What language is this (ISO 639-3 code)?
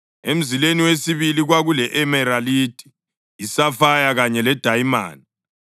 nde